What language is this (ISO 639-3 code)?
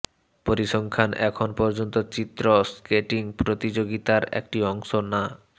ben